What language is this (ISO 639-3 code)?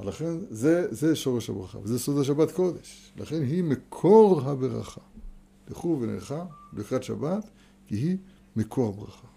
heb